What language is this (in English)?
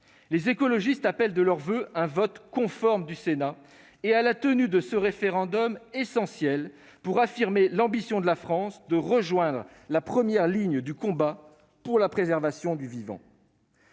French